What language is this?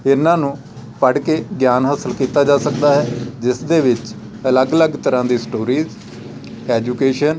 Punjabi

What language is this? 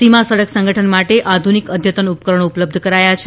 Gujarati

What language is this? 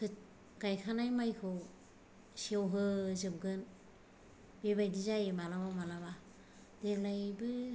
Bodo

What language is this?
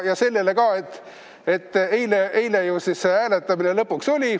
Estonian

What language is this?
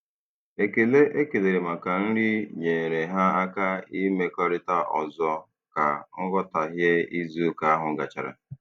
Igbo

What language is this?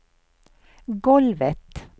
Swedish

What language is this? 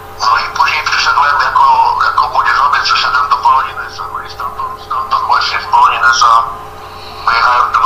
Polish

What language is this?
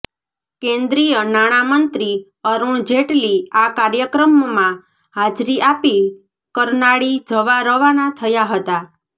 Gujarati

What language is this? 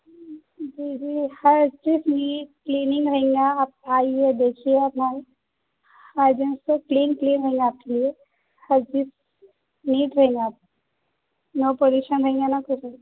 Urdu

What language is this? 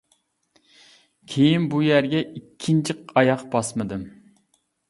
Uyghur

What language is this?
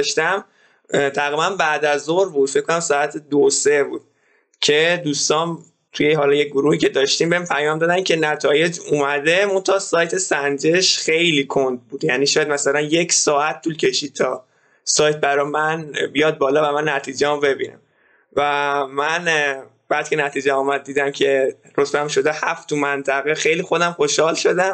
Persian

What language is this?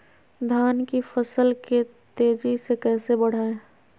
Magahi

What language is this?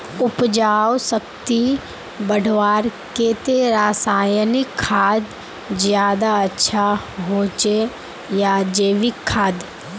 Magahi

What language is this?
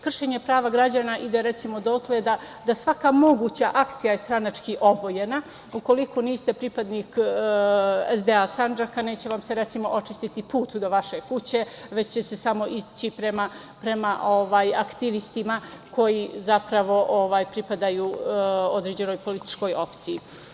Serbian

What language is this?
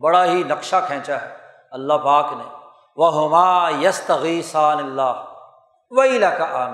Urdu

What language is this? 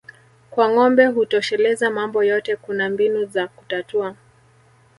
Swahili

